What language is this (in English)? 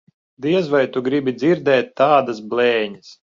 Latvian